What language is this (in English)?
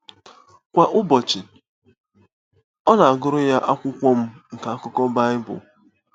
Igbo